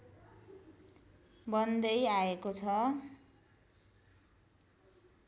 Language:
Nepali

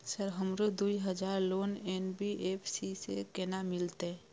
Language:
Maithili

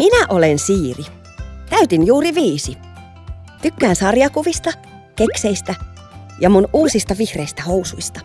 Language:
Finnish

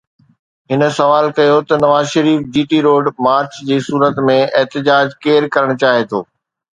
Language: Sindhi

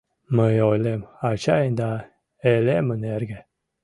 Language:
Mari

